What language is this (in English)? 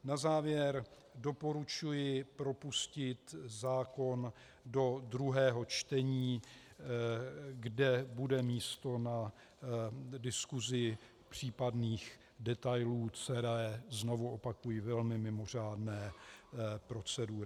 Czech